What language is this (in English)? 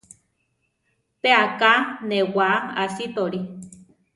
Central Tarahumara